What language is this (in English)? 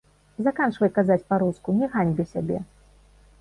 Belarusian